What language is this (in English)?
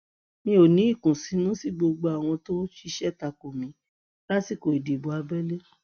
Yoruba